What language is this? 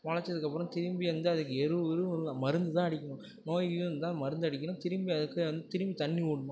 Tamil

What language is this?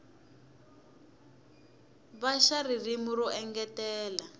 Tsonga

